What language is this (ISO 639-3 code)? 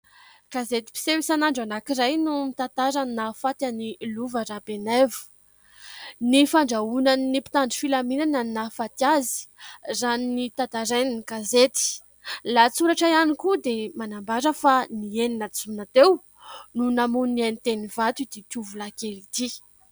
mlg